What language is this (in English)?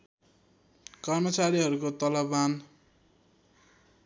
Nepali